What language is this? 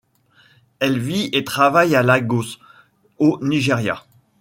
French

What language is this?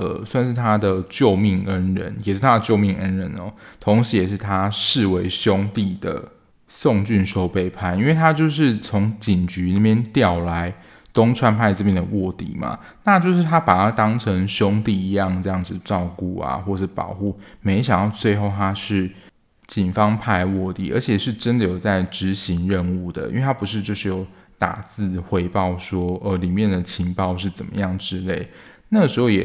Chinese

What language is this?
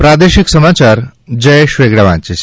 Gujarati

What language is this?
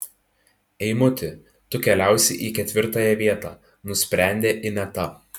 Lithuanian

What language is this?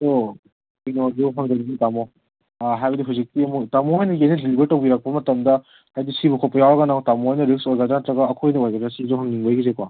Manipuri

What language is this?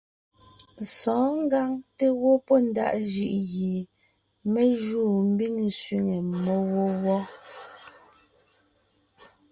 Ngiemboon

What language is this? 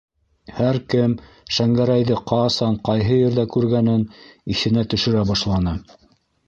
Bashkir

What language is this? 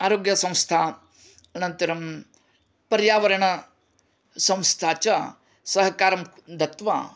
Sanskrit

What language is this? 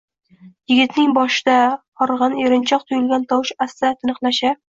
Uzbek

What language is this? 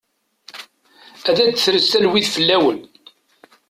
Kabyle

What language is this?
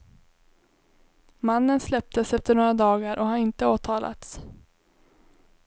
Swedish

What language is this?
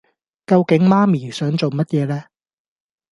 Cantonese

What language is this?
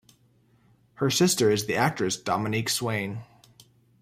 English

